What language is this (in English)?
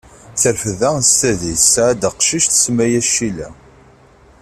Kabyle